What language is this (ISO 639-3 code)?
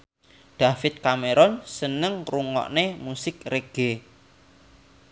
jav